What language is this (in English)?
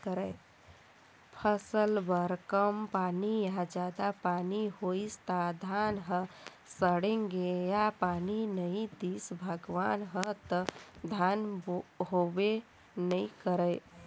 Chhattisgarhi